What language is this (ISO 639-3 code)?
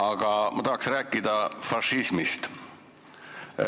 est